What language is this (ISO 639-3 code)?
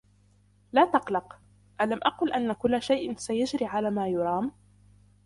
ara